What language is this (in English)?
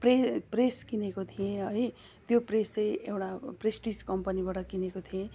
Nepali